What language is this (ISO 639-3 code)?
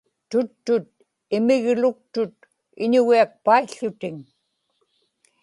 ipk